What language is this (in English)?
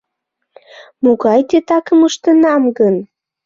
Mari